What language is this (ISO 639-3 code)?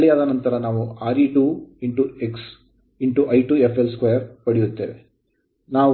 kan